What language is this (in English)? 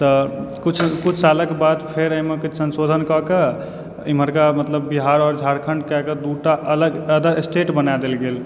Maithili